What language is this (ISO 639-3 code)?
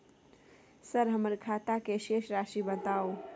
mai